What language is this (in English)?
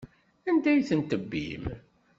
Kabyle